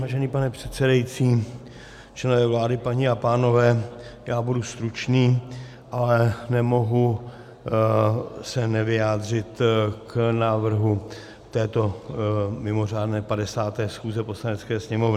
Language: Czech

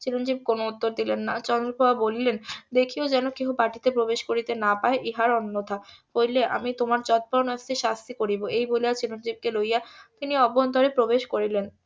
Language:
Bangla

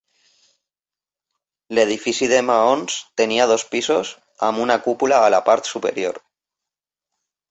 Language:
Catalan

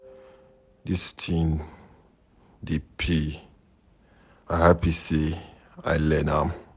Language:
Nigerian Pidgin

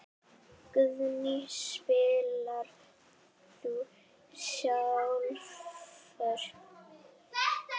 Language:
Icelandic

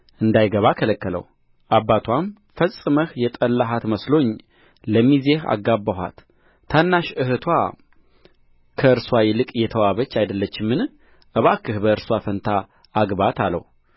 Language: Amharic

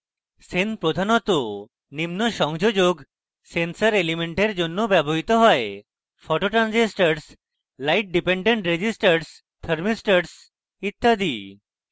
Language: Bangla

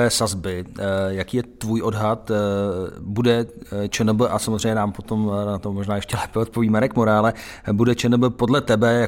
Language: Czech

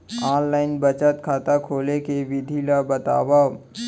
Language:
Chhattisgarhi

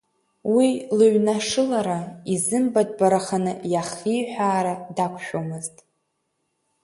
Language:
Abkhazian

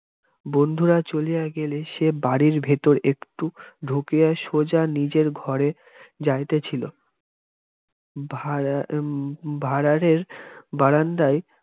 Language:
Bangla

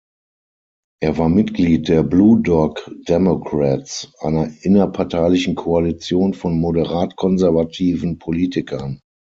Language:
German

